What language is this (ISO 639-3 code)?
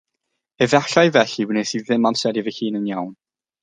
cym